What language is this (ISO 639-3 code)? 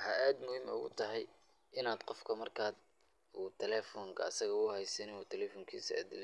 som